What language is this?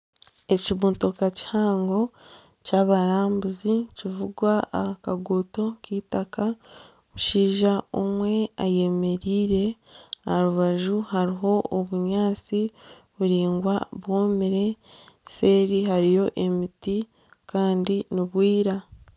Nyankole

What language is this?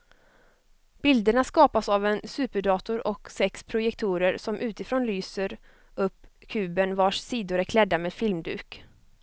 Swedish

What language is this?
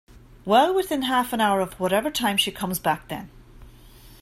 English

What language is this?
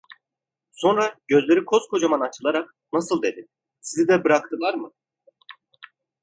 Turkish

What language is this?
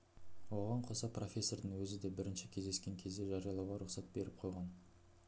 Kazakh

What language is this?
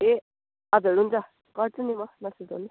Nepali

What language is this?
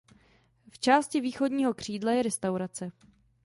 Czech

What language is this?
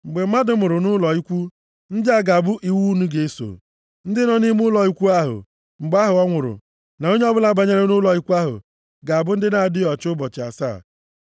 Igbo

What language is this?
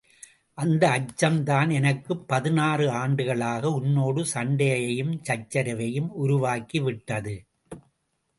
Tamil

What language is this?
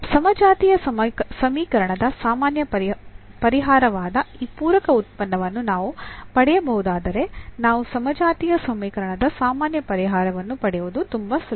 Kannada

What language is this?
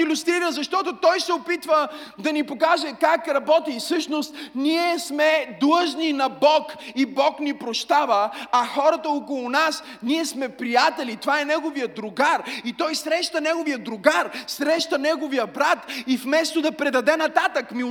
Bulgarian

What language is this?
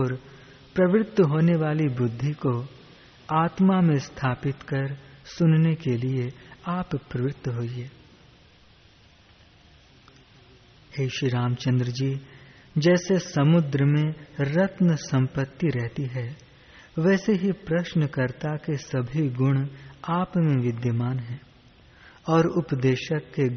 Hindi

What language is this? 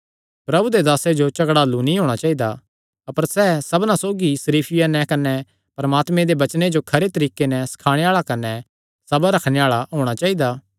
Kangri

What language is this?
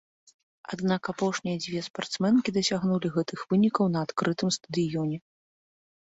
Belarusian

